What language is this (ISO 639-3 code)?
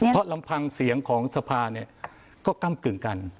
tha